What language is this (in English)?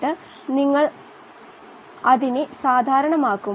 Malayalam